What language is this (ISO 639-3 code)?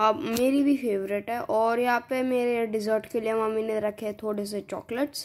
hin